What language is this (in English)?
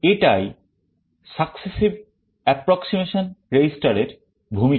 Bangla